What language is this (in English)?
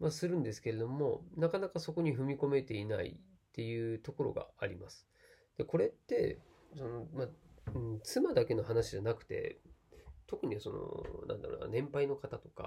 Japanese